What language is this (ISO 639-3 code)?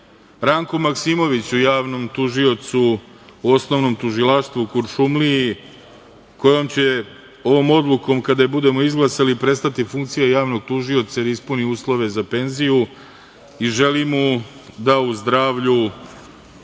srp